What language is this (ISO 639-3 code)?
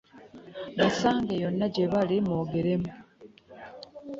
lug